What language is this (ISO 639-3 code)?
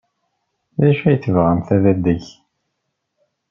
kab